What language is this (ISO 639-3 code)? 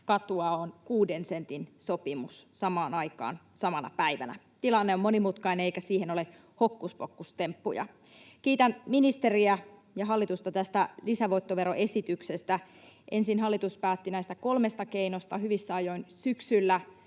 fin